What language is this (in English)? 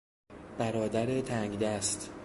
Persian